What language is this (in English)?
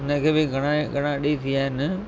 Sindhi